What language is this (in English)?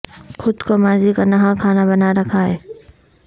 Urdu